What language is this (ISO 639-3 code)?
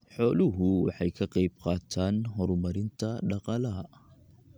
som